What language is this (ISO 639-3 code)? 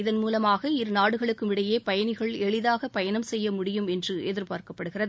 tam